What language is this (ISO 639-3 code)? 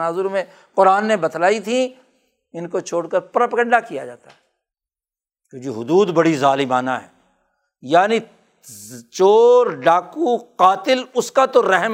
urd